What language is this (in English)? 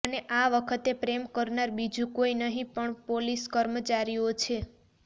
Gujarati